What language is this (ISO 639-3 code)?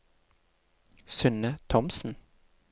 nor